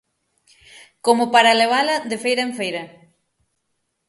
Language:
Galician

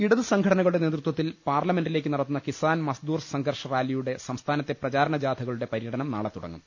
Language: Malayalam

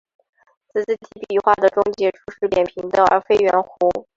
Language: Chinese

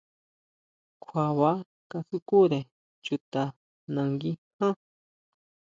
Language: Huautla Mazatec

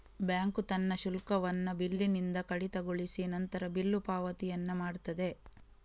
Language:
Kannada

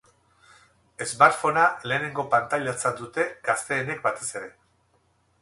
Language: Basque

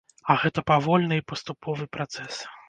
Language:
Belarusian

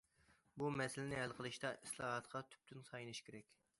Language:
Uyghur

